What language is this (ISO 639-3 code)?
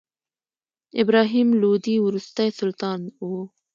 pus